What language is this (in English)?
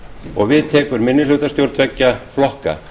Icelandic